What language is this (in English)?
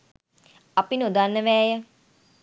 Sinhala